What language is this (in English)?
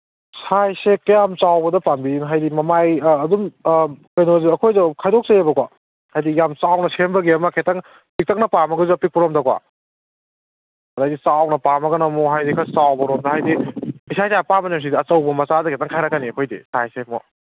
Manipuri